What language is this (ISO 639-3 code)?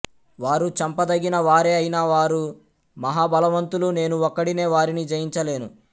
tel